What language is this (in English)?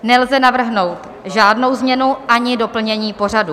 Czech